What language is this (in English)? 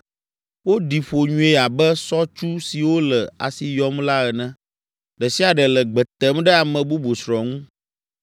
Ewe